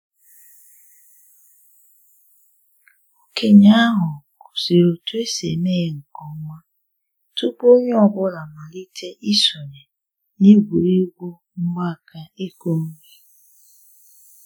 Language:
Igbo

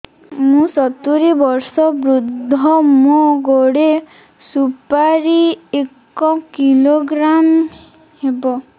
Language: Odia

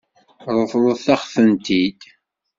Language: Kabyle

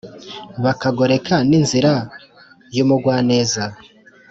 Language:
Kinyarwanda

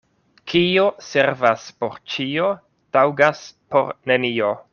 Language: Esperanto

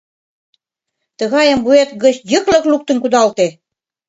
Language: Mari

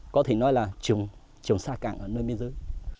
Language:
Vietnamese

